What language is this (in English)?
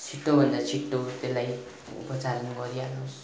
Nepali